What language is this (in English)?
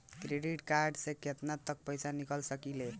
Bhojpuri